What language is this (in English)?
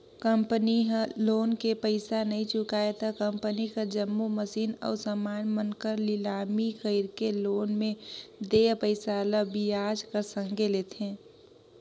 Chhattisgarhi